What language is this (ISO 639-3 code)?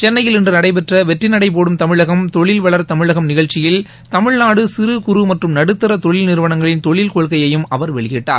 tam